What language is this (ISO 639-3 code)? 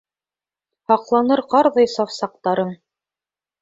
bak